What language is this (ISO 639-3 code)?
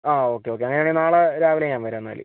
mal